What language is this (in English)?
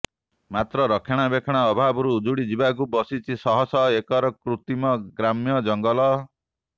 Odia